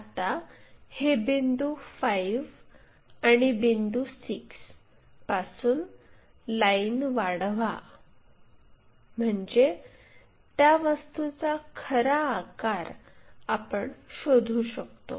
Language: Marathi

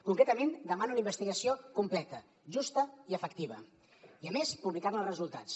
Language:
Catalan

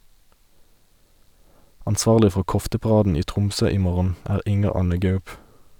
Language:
Norwegian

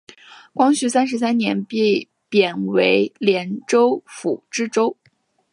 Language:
Chinese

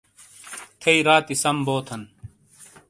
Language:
Shina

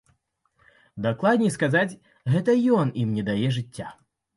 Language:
Belarusian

